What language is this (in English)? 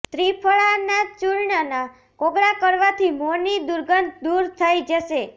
Gujarati